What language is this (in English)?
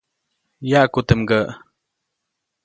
Copainalá Zoque